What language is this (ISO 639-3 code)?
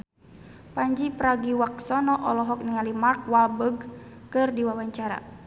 sun